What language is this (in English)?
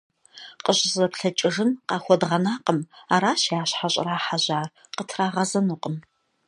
Kabardian